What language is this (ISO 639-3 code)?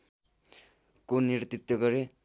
nep